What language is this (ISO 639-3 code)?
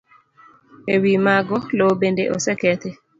luo